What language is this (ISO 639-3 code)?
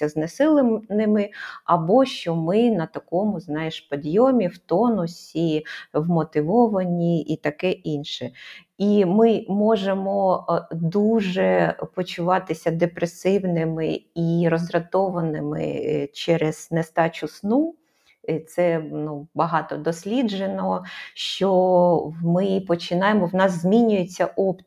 ukr